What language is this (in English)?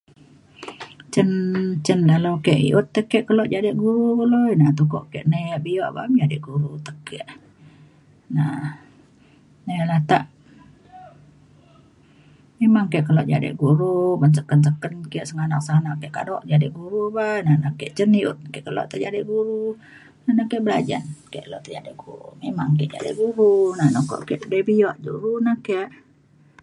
Mainstream Kenyah